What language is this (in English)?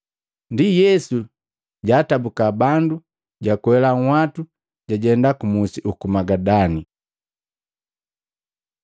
Matengo